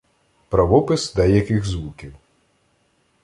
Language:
Ukrainian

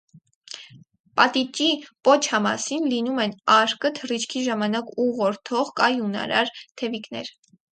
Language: Armenian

